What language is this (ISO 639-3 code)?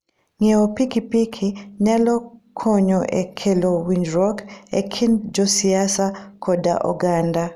luo